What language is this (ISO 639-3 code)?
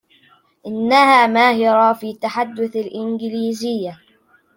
ara